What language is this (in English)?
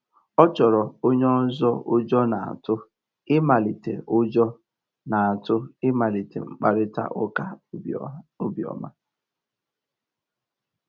Igbo